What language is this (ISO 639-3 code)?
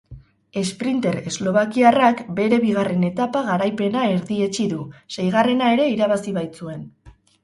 eus